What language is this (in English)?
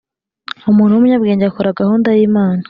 Kinyarwanda